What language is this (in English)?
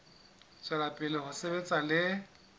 Southern Sotho